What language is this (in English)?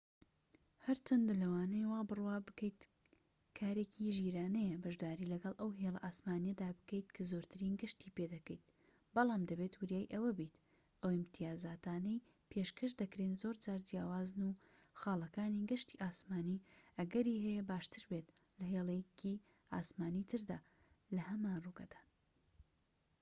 Central Kurdish